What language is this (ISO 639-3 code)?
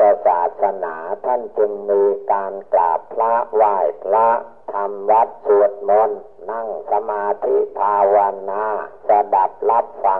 tha